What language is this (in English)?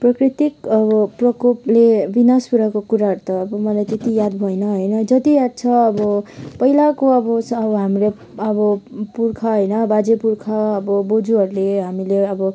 Nepali